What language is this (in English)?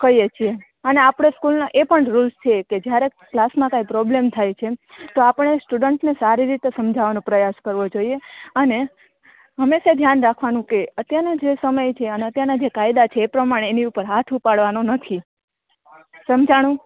Gujarati